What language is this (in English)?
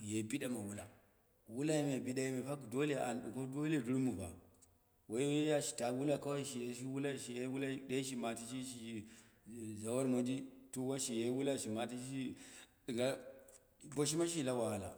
Dera (Nigeria)